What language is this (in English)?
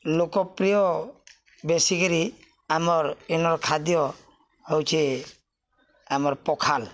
Odia